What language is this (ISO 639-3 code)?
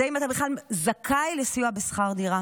heb